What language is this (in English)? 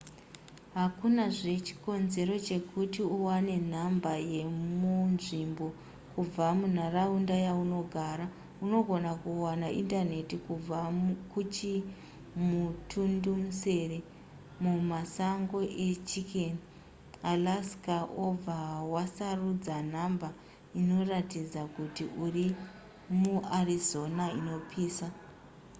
Shona